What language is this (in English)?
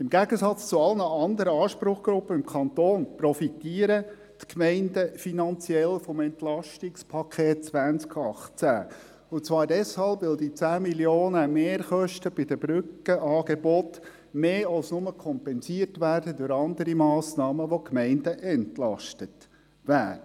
Swiss German